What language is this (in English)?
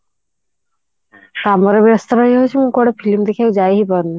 Odia